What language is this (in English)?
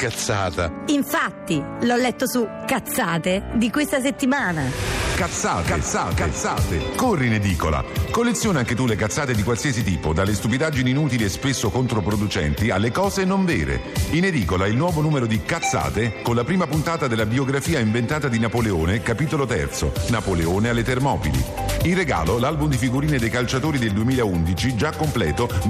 Italian